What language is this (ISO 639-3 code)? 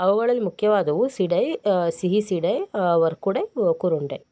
kan